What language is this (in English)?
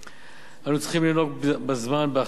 Hebrew